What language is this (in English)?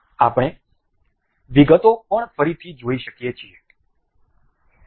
Gujarati